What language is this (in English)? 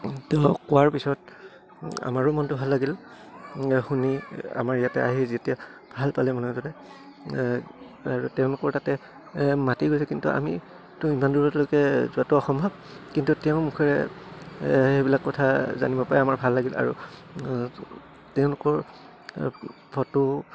Assamese